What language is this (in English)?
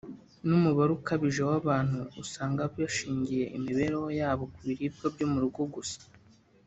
Kinyarwanda